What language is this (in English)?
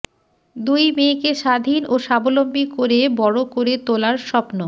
Bangla